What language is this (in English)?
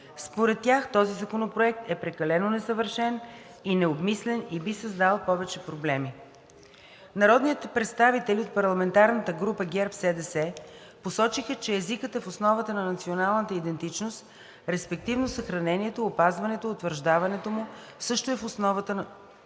Bulgarian